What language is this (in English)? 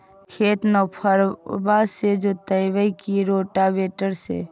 Magahi